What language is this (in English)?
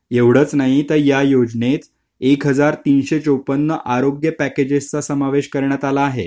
Marathi